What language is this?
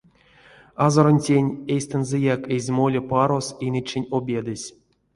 Erzya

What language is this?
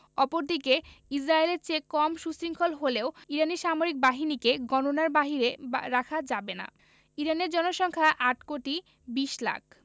Bangla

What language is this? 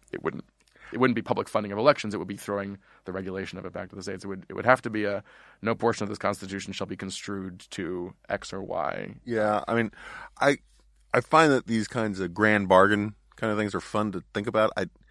English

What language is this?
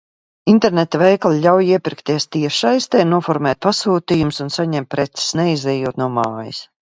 Latvian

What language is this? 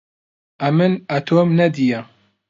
Central Kurdish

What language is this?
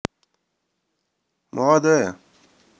Russian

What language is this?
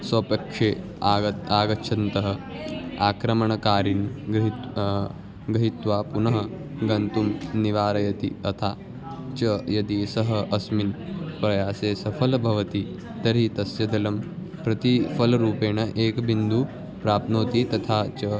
Sanskrit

